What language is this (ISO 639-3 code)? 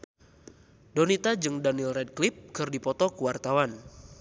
sun